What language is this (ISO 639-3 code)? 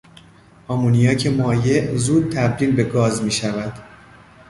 fas